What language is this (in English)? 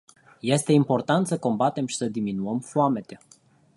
Romanian